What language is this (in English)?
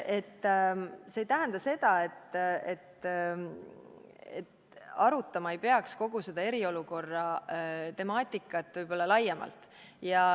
Estonian